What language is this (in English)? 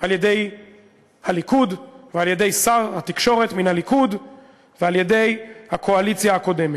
Hebrew